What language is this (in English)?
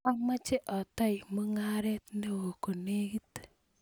Kalenjin